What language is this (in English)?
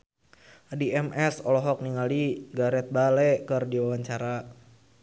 Sundanese